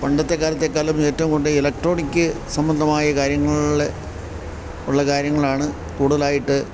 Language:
Malayalam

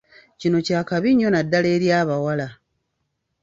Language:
Ganda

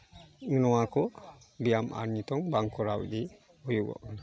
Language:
Santali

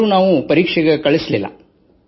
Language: Kannada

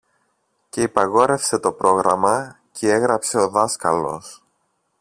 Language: Greek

